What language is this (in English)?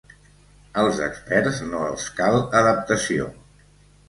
Catalan